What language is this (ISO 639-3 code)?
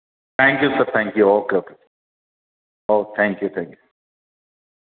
doi